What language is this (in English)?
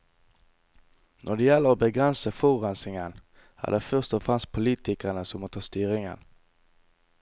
Norwegian